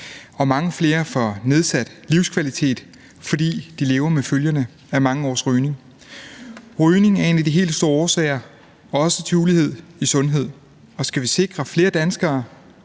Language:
Danish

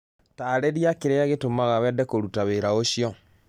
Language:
Kikuyu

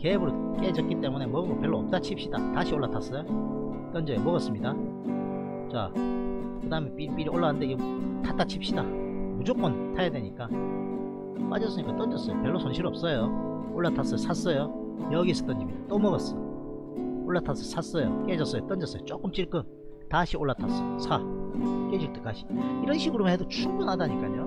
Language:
Korean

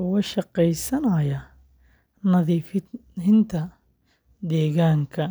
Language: Somali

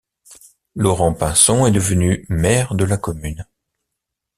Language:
French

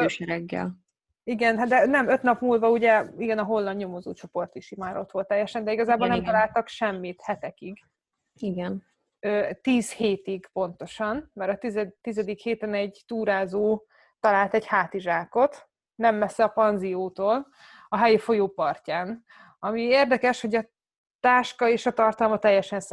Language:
Hungarian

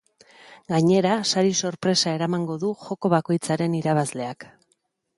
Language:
Basque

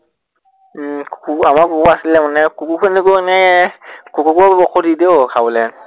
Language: Assamese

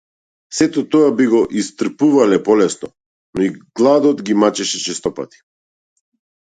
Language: Macedonian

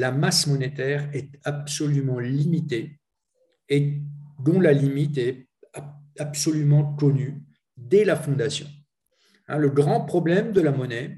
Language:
French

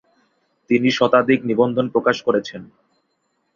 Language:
Bangla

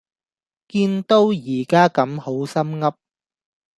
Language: Cantonese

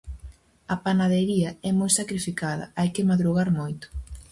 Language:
Galician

